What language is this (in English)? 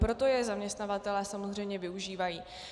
Czech